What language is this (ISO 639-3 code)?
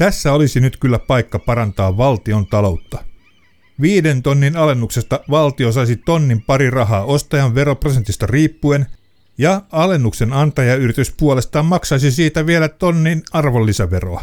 fin